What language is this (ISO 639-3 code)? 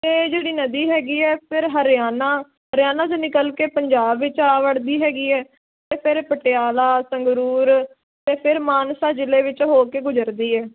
pan